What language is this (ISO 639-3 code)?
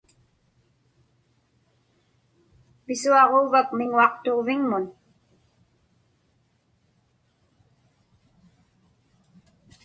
ipk